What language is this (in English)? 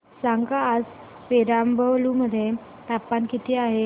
Marathi